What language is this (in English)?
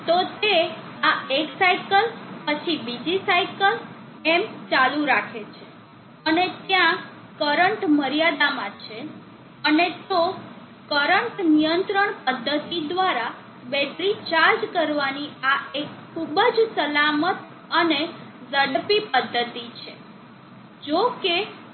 Gujarati